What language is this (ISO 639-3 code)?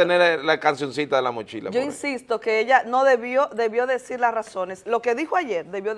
spa